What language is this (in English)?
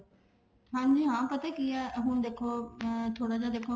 Punjabi